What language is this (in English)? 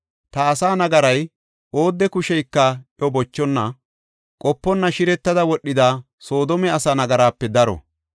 Gofa